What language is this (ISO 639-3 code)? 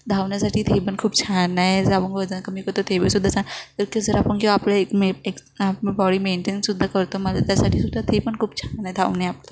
mar